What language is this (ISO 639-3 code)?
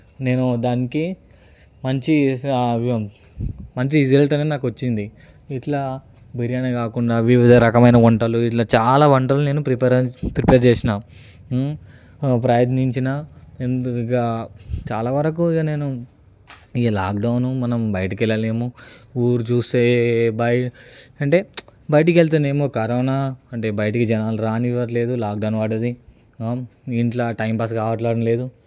tel